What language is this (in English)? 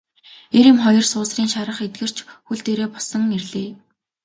Mongolian